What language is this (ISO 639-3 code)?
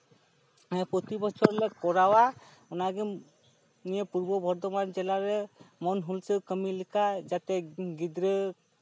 sat